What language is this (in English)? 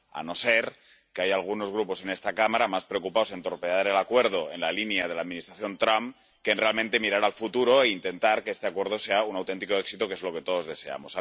Spanish